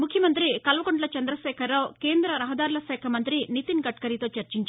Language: Telugu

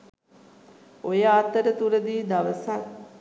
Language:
Sinhala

